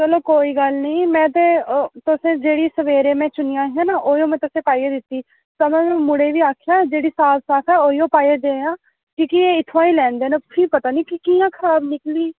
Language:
Dogri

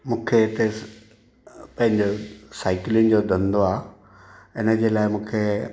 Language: Sindhi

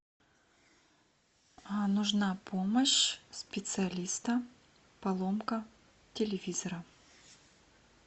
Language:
Russian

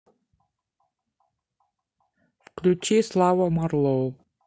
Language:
Russian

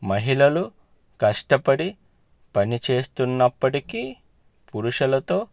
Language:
Telugu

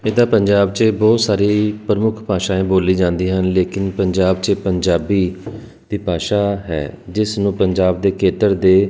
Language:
Punjabi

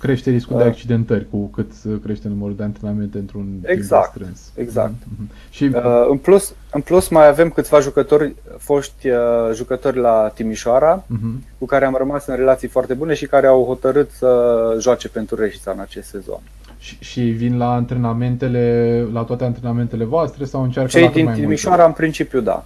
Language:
Romanian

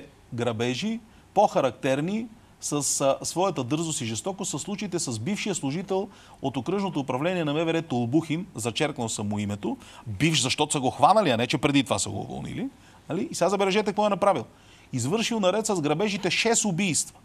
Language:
Bulgarian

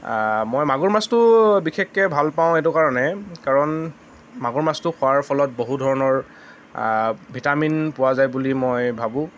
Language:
Assamese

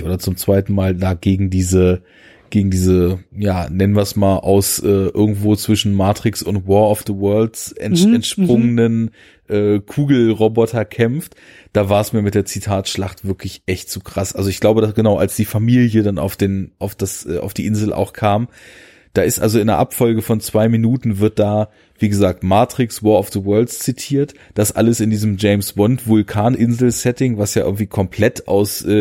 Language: German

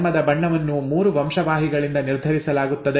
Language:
Kannada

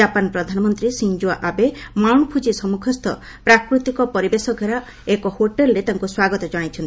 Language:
Odia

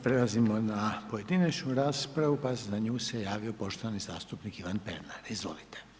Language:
Croatian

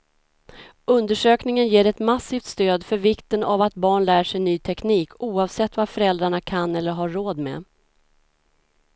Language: Swedish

